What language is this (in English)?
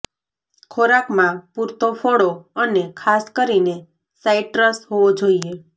Gujarati